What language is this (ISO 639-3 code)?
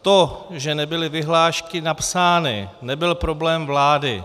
ces